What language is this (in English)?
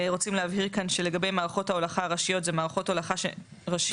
Hebrew